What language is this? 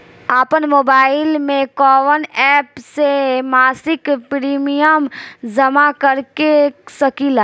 Bhojpuri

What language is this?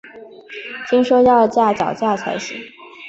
Chinese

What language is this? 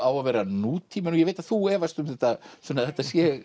Icelandic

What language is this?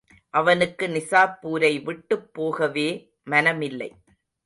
Tamil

